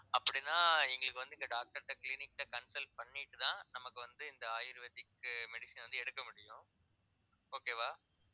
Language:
Tamil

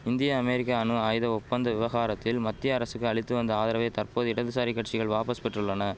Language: Tamil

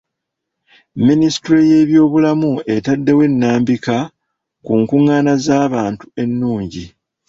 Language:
Ganda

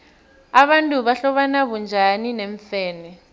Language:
South Ndebele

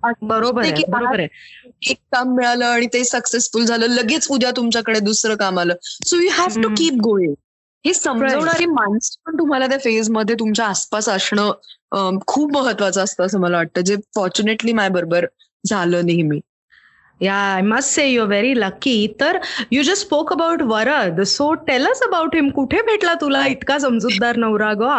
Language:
Marathi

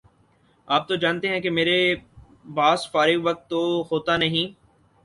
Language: Urdu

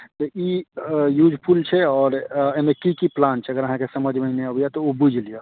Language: Maithili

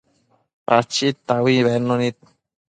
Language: Matsés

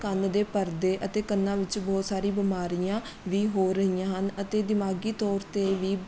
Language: Punjabi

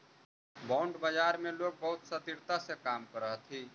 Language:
Magahi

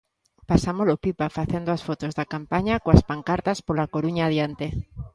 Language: Galician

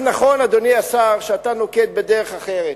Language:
Hebrew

